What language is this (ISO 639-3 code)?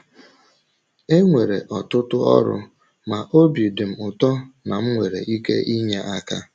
ibo